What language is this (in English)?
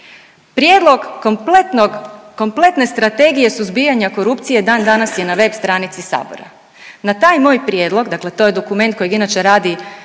Croatian